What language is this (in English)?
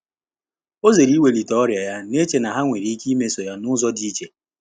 Igbo